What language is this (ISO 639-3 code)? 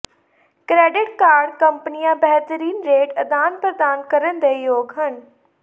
pan